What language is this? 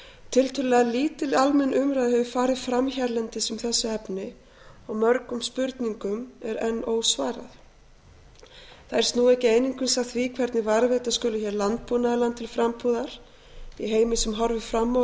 Icelandic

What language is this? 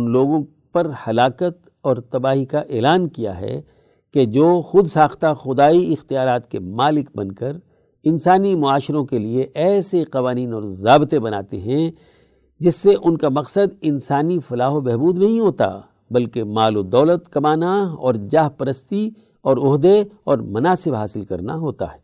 Urdu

